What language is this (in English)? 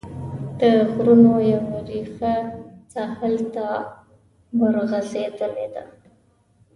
Pashto